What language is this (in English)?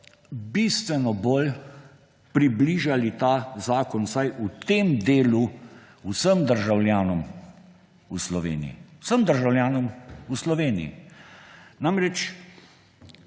Slovenian